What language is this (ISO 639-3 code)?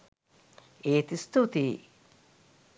sin